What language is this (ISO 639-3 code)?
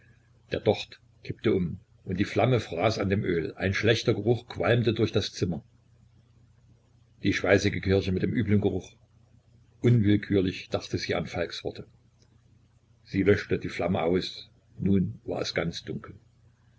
deu